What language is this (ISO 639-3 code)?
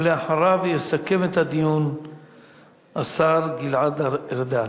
heb